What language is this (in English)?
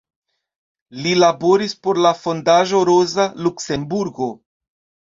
Esperanto